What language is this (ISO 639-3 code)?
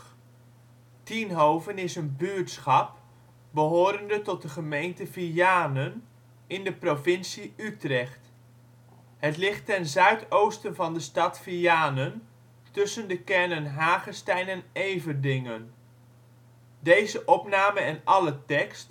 nld